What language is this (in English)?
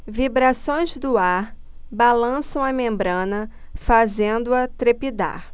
Portuguese